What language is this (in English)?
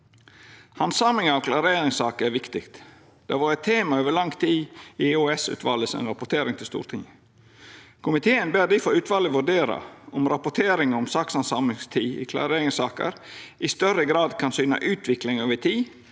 Norwegian